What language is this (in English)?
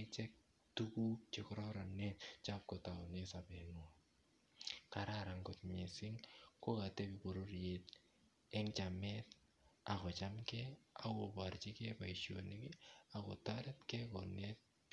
Kalenjin